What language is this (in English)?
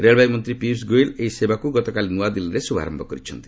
Odia